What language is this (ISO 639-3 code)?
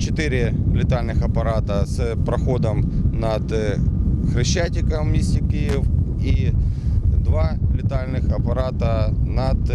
ukr